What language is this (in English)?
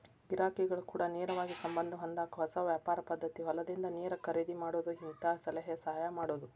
Kannada